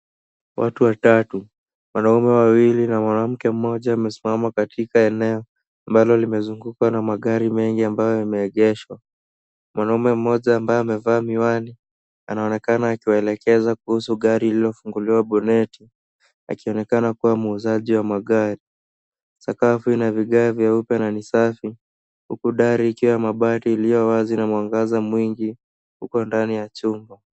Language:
Swahili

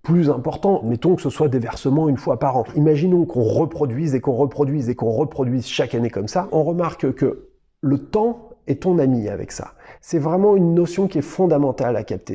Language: French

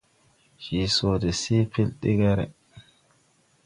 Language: Tupuri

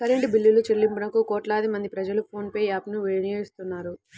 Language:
Telugu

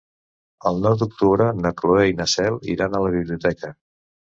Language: Catalan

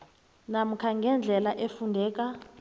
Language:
South Ndebele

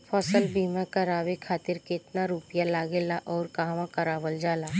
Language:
Bhojpuri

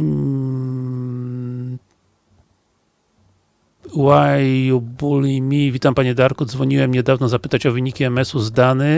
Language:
Polish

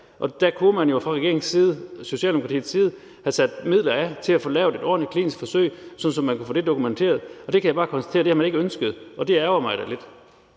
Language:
Danish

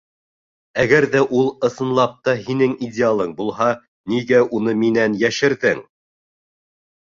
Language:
Bashkir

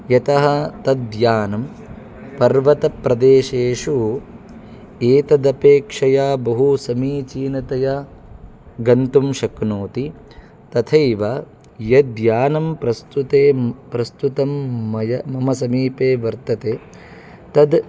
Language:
Sanskrit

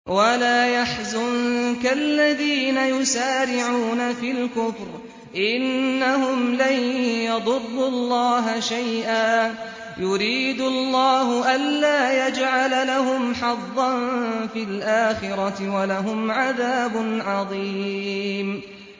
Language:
Arabic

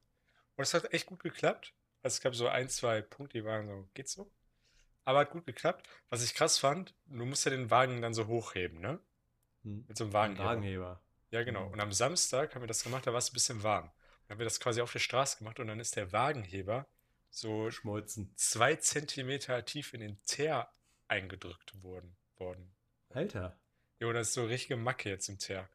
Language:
German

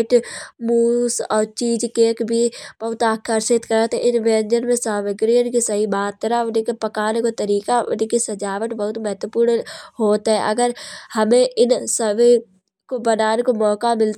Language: Kanauji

